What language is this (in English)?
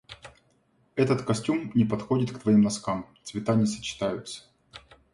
Russian